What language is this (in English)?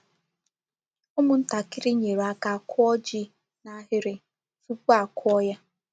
Igbo